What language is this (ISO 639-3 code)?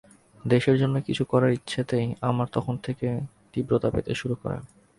ben